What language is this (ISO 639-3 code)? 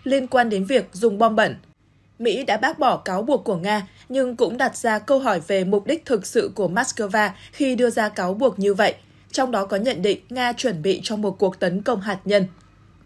vie